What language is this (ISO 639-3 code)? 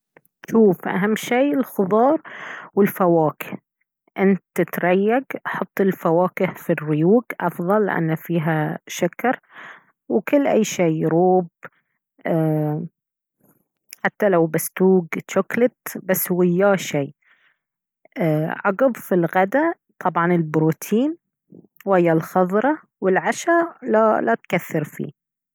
abv